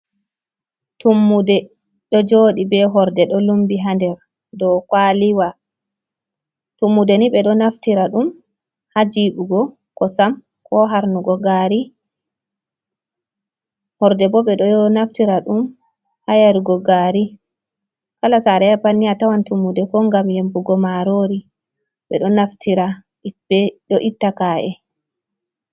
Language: Fula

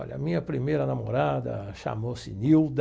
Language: Portuguese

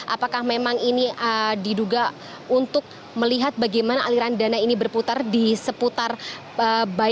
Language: Indonesian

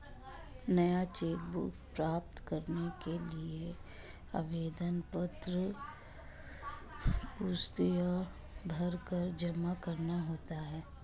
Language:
Hindi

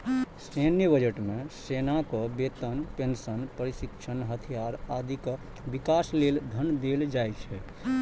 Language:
Maithili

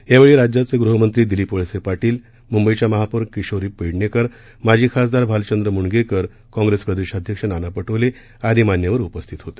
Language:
Marathi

